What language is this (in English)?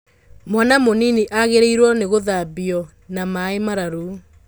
Kikuyu